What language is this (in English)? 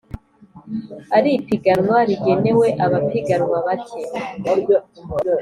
Kinyarwanda